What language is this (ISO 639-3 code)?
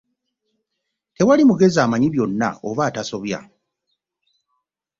lug